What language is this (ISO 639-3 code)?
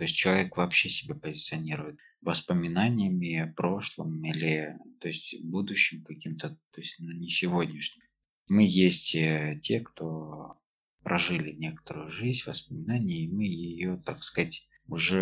rus